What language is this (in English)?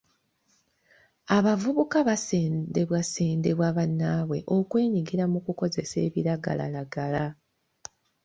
Ganda